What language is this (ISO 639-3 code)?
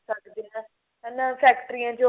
pan